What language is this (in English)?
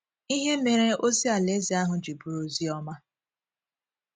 Igbo